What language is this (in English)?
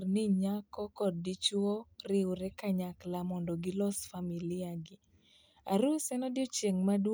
Luo (Kenya and Tanzania)